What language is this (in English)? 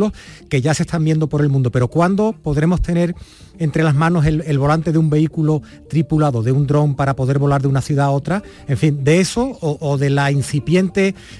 Spanish